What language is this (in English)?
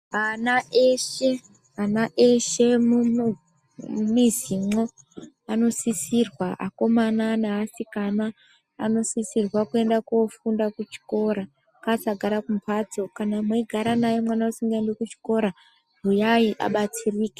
Ndau